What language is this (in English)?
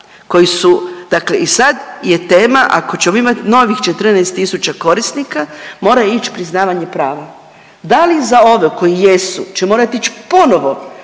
Croatian